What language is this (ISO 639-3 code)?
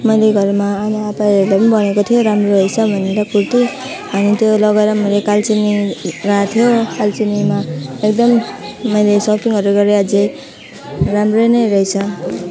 nep